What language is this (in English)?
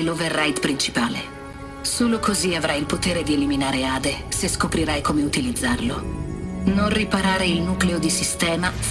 Italian